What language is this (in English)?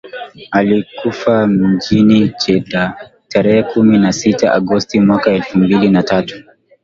Swahili